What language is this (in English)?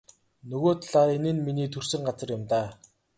Mongolian